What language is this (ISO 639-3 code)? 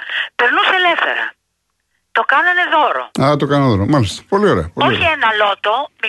ell